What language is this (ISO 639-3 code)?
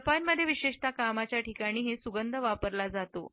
mar